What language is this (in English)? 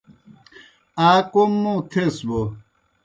Kohistani Shina